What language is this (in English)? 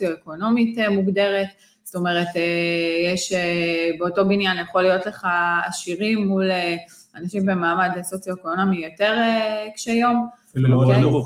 Hebrew